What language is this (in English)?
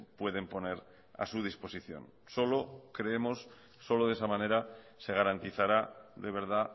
Spanish